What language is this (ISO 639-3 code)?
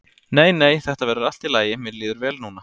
isl